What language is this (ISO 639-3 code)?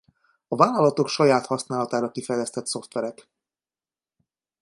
hun